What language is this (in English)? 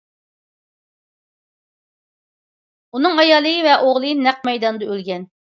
Uyghur